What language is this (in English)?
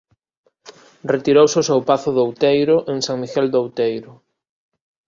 Galician